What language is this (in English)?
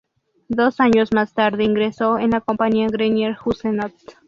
Spanish